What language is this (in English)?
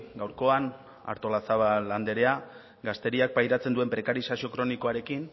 Basque